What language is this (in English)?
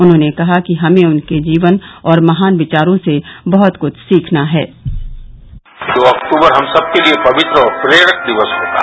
Hindi